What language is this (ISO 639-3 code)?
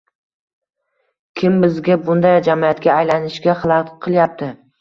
uzb